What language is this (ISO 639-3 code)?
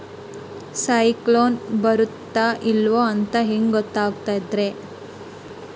kan